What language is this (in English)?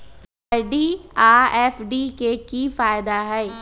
Magahi